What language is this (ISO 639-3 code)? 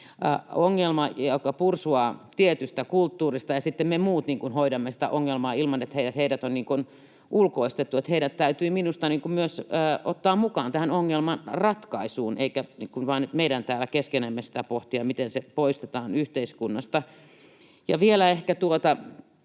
fin